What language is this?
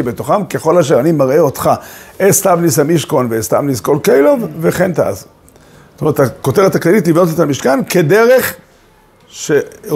Hebrew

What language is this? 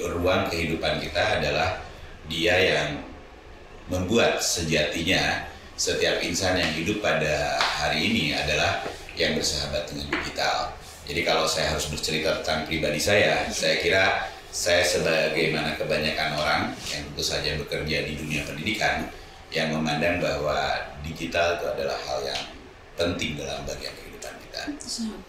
Indonesian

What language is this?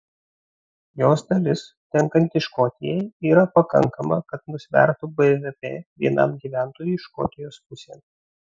Lithuanian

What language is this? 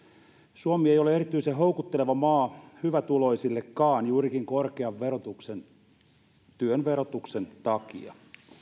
Finnish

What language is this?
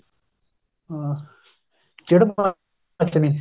Punjabi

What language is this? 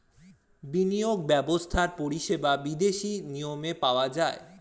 Bangla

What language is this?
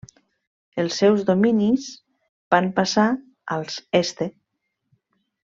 Catalan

